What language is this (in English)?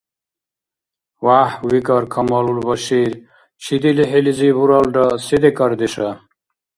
Dargwa